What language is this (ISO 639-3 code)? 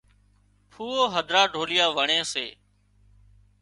kxp